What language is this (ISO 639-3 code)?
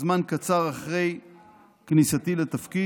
heb